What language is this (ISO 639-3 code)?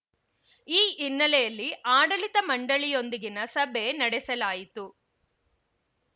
kan